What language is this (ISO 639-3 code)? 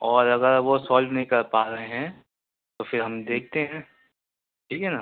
urd